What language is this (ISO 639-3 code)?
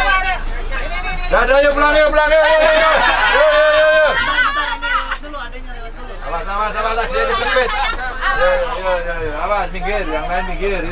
ind